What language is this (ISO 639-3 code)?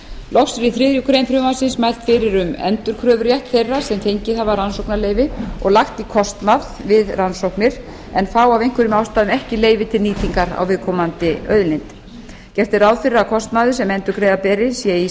isl